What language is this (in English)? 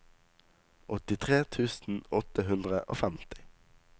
Norwegian